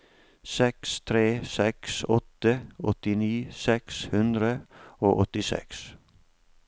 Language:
Norwegian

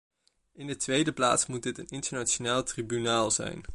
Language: Dutch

